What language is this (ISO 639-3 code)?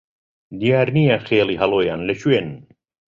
ckb